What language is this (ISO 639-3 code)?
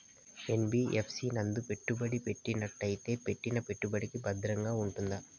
tel